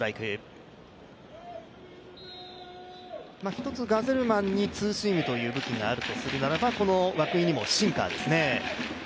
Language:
Japanese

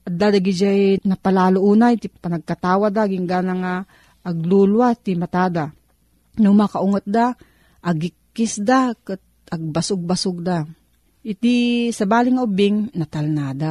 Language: Filipino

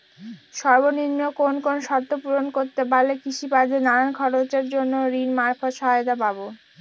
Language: Bangla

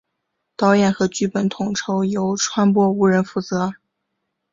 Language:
Chinese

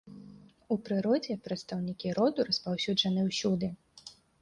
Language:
Belarusian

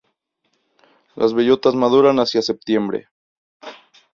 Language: Spanish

